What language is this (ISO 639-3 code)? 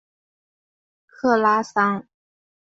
zho